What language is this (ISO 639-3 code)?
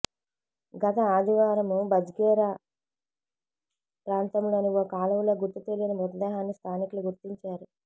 tel